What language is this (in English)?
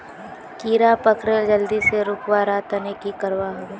Magahi